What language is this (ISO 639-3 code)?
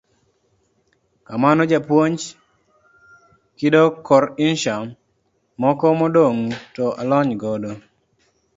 luo